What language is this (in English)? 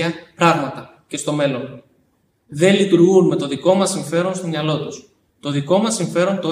Greek